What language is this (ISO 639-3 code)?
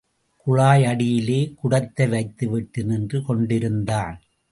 tam